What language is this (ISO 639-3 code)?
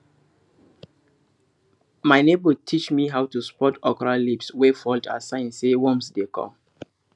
pcm